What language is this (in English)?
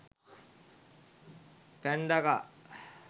Sinhala